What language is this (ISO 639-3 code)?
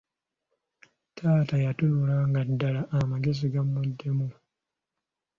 lug